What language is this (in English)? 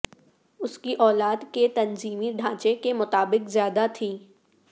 Urdu